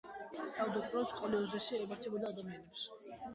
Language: Georgian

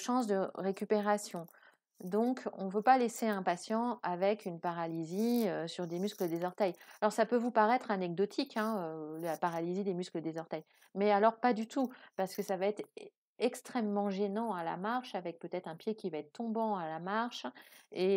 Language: French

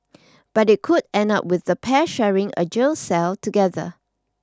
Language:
English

